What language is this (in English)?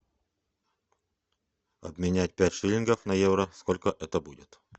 Russian